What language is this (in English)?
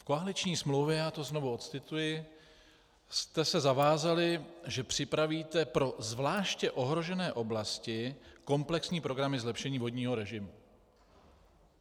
Czech